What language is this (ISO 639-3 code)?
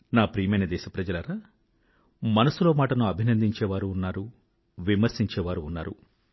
tel